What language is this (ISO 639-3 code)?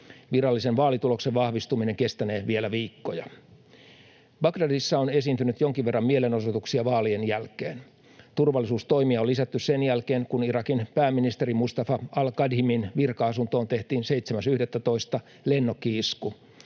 fin